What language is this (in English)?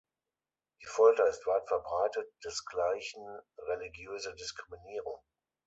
German